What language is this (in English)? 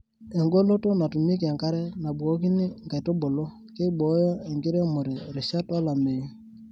Masai